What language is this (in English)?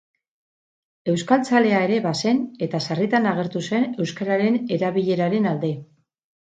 Basque